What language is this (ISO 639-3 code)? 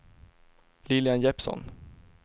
swe